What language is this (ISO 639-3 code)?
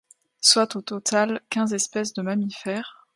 fra